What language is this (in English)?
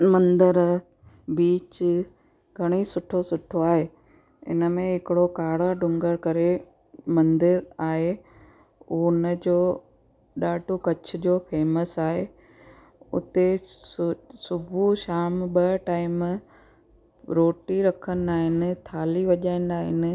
Sindhi